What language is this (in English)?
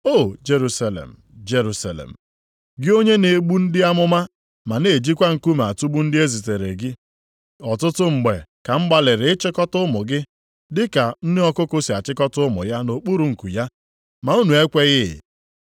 Igbo